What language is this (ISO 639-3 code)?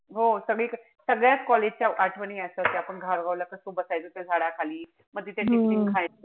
mar